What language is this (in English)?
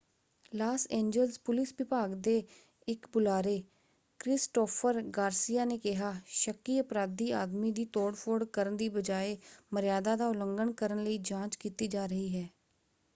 Punjabi